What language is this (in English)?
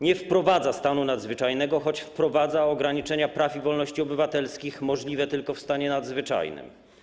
Polish